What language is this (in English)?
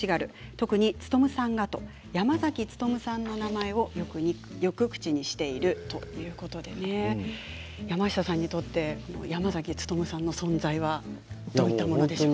Japanese